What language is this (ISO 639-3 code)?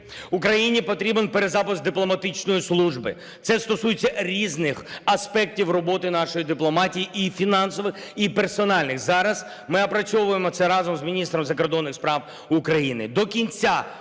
ukr